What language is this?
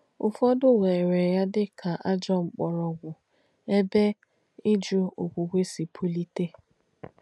Igbo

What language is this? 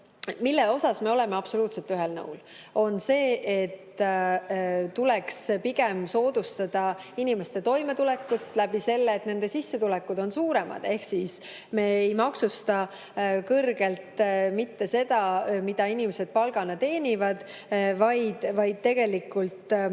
Estonian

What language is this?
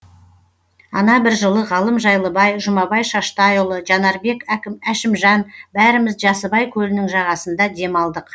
Kazakh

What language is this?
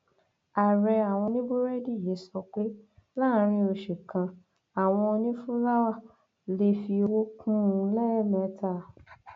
Yoruba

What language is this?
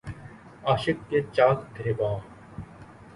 Urdu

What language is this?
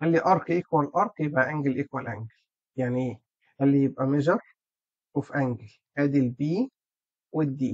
Arabic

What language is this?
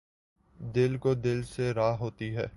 Urdu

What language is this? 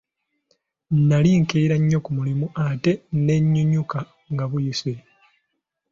Ganda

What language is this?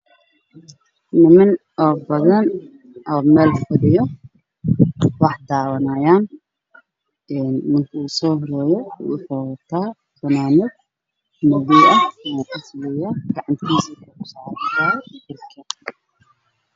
Somali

